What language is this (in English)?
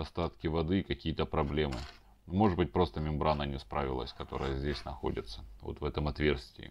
Russian